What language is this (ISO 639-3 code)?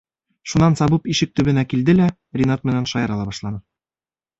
bak